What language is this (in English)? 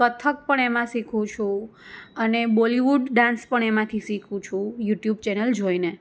Gujarati